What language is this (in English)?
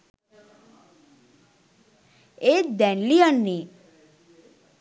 Sinhala